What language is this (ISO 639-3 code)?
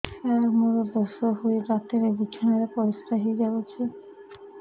ori